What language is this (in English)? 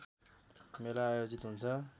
Nepali